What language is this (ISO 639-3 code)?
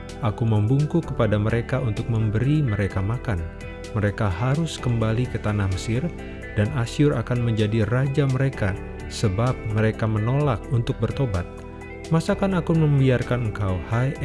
ind